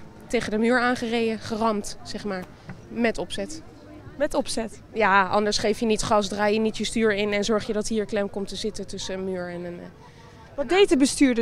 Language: Dutch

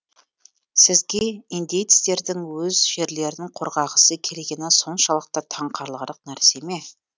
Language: Kazakh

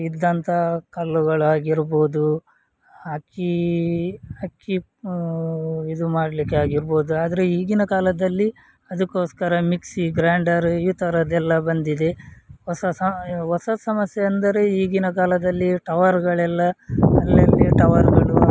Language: Kannada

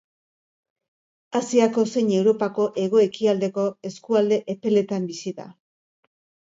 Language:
Basque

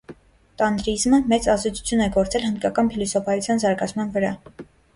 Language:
Armenian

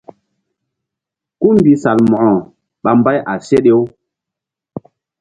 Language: Mbum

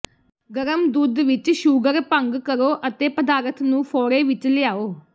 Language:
Punjabi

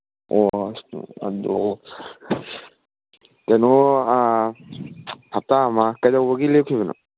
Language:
Manipuri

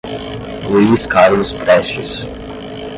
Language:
Portuguese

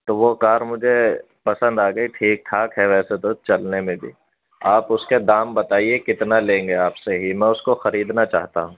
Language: Urdu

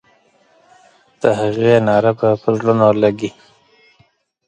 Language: Pashto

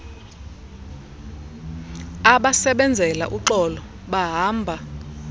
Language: Xhosa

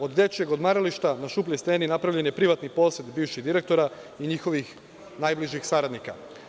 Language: Serbian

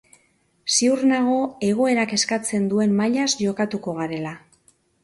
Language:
Basque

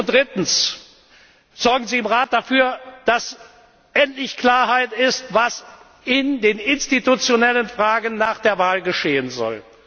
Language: German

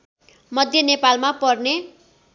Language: Nepali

